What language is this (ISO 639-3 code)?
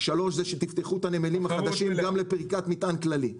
heb